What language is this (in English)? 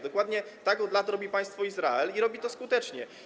Polish